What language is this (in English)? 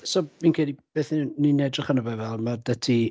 Welsh